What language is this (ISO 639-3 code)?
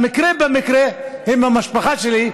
heb